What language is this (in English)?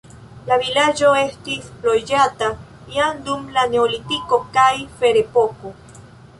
Esperanto